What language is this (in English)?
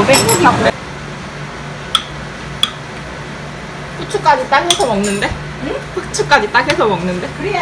Korean